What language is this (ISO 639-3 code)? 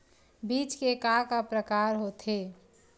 hne